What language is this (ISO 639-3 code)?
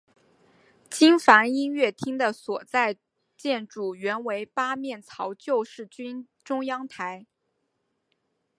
zho